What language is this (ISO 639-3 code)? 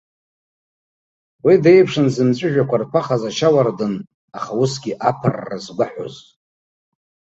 abk